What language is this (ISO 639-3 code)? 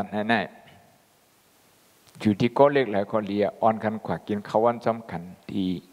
tha